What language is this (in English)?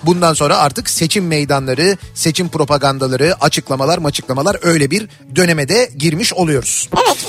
Turkish